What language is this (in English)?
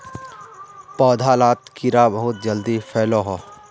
Magahi